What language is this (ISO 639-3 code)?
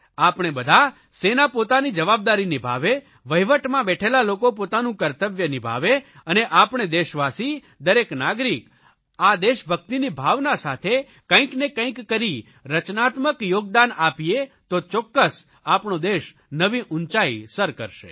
guj